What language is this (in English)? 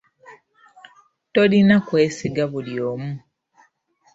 Ganda